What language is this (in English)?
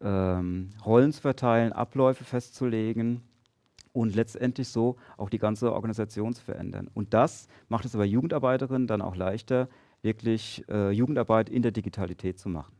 German